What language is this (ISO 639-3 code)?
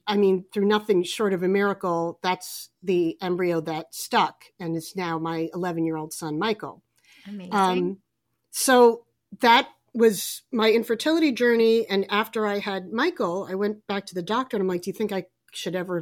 eng